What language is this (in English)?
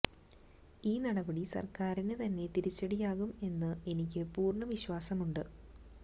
Malayalam